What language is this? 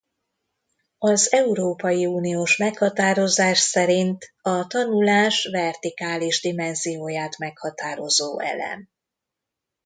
Hungarian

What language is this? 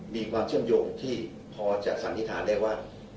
Thai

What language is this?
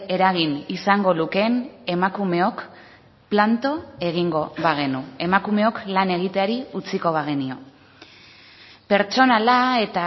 Basque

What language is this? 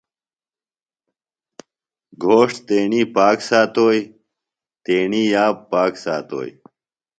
Phalura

